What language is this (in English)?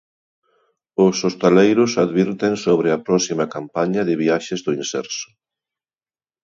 Galician